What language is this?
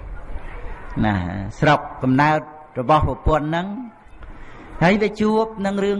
Vietnamese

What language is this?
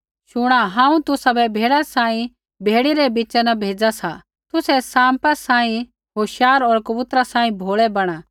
Kullu Pahari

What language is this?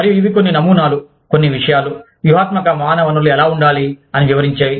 Telugu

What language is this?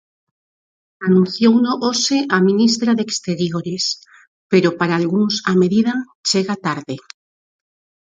Galician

